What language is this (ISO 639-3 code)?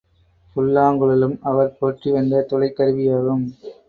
tam